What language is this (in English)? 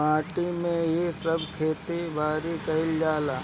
Bhojpuri